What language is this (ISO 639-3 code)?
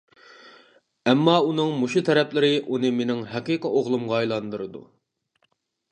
uig